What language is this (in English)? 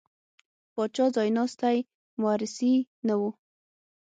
Pashto